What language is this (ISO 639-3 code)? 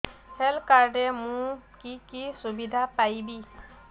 ori